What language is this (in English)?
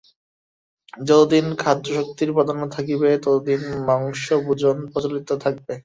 Bangla